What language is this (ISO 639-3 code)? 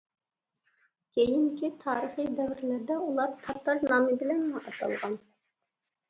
uig